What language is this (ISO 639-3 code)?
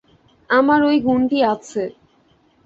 ben